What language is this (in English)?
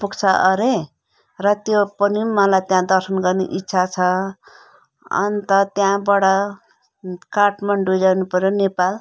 Nepali